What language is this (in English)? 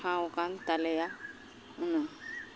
Santali